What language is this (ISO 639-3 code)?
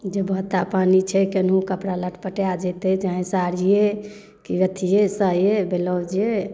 mai